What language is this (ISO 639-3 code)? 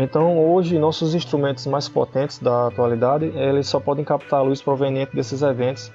por